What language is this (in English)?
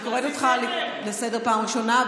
Hebrew